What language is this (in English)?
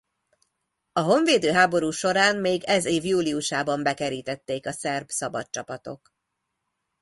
Hungarian